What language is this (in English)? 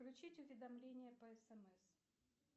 Russian